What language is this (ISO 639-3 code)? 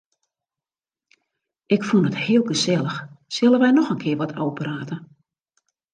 fry